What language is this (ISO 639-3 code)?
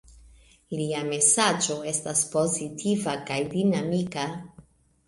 epo